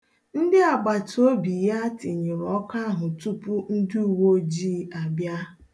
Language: Igbo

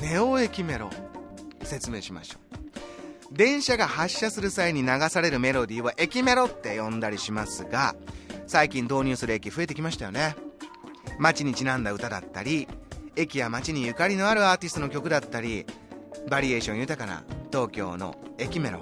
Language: Japanese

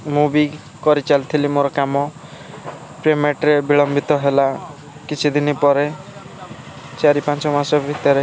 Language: Odia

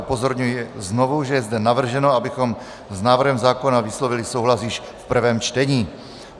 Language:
Czech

